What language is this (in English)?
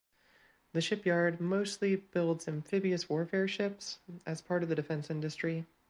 English